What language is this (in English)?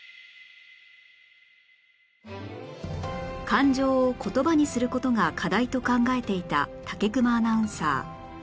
Japanese